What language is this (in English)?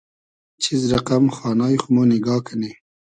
Hazaragi